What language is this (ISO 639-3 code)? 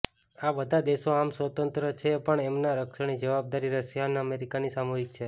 guj